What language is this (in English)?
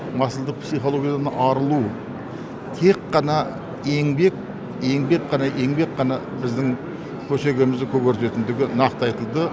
Kazakh